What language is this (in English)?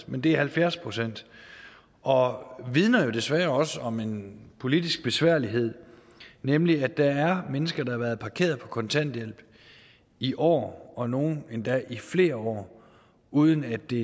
Danish